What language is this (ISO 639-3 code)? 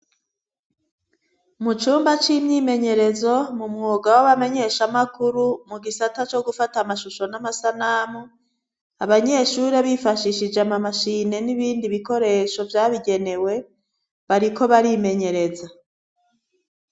run